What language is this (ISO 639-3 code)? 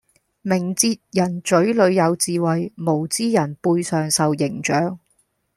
yue